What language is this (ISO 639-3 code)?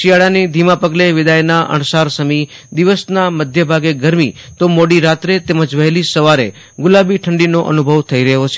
guj